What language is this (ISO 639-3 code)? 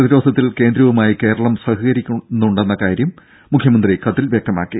mal